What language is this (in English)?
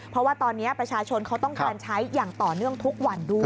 Thai